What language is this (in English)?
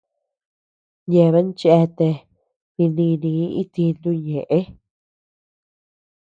Tepeuxila Cuicatec